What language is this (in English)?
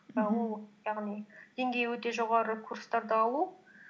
Kazakh